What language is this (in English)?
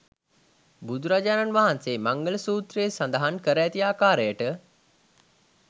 Sinhala